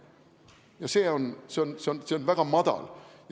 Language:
Estonian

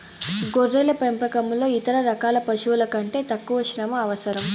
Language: Telugu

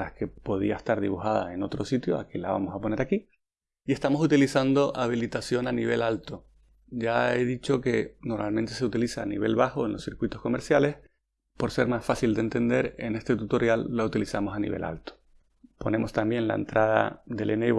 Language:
Spanish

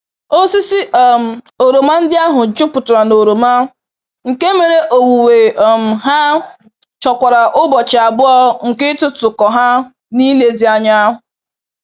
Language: Igbo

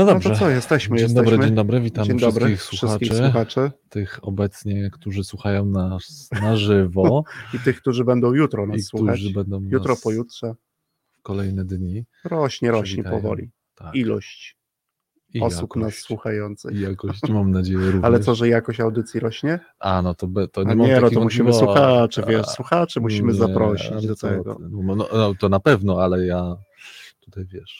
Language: Polish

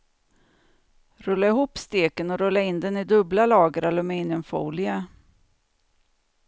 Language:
Swedish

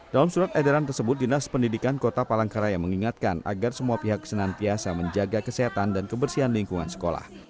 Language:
Indonesian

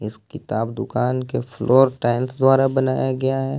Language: Hindi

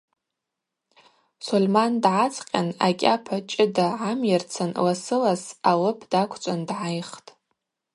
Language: Abaza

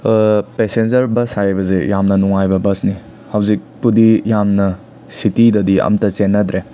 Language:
Manipuri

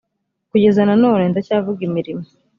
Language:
Kinyarwanda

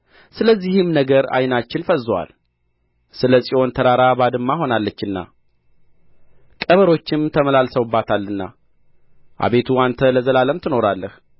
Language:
Amharic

